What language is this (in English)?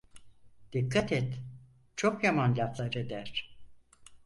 Turkish